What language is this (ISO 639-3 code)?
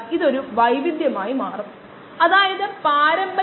mal